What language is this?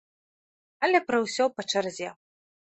Belarusian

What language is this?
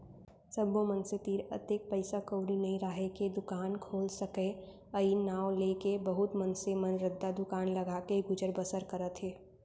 Chhattisgarhi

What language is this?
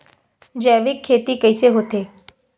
Chhattisgarhi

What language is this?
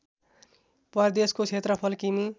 Nepali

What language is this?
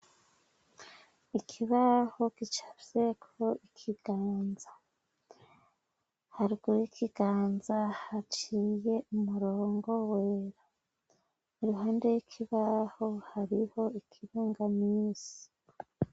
Rundi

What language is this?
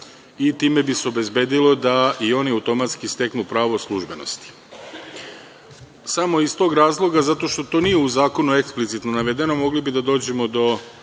Serbian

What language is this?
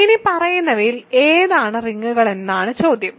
Malayalam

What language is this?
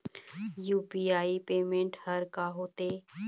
Chhattisgarhi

